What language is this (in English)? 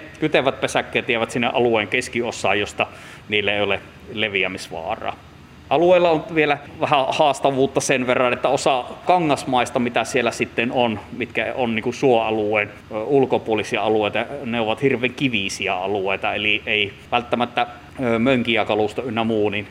Finnish